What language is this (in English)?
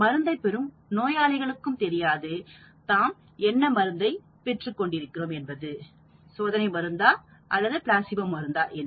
Tamil